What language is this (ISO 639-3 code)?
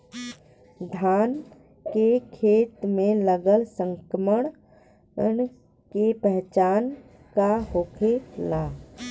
bho